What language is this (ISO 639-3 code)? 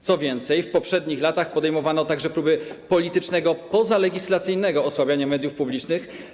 pol